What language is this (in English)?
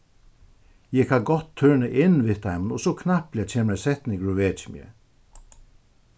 Faroese